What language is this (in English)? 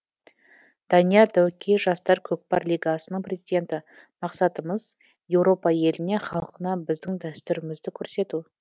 Kazakh